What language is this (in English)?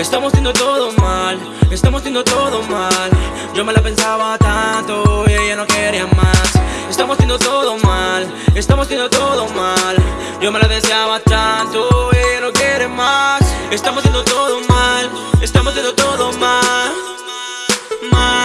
Spanish